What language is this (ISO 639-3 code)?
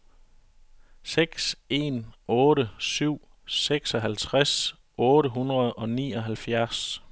dan